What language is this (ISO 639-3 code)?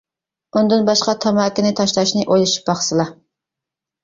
uig